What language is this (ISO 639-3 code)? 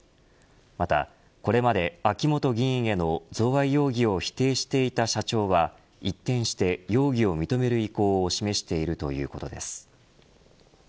jpn